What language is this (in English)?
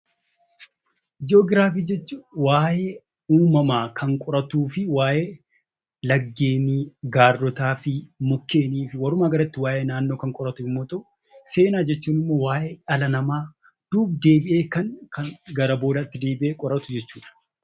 Oromo